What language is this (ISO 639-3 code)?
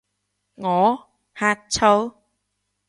yue